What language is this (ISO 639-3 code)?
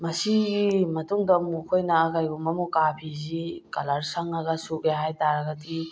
mni